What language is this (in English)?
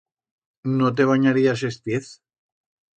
Aragonese